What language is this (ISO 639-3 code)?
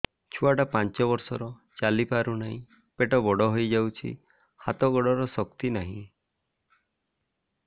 ori